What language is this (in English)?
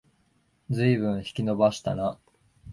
Japanese